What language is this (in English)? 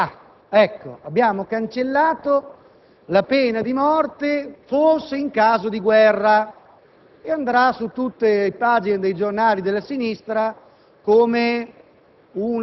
Italian